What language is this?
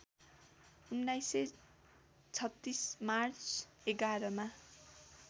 Nepali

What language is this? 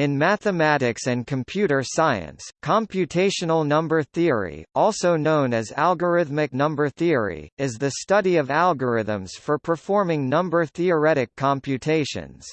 English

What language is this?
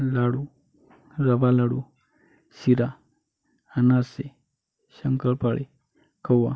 Marathi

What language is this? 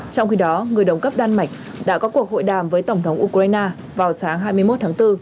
Vietnamese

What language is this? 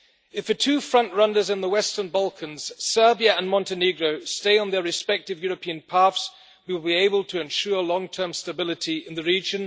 English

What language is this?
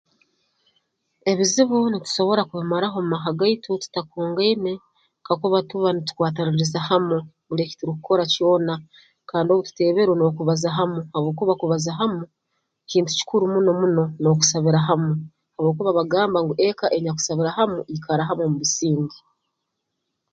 Tooro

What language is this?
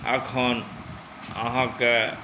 Maithili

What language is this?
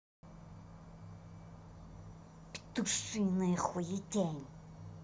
Russian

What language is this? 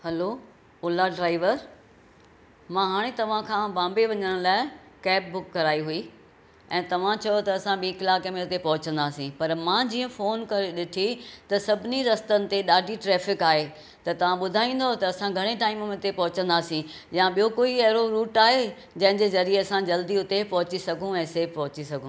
Sindhi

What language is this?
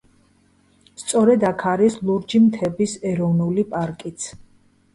Georgian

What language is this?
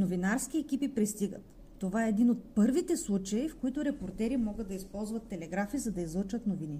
Bulgarian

